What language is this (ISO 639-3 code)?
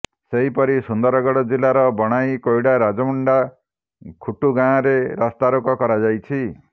ori